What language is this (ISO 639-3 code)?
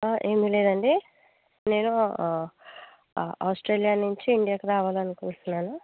tel